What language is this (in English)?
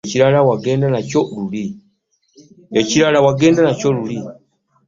Ganda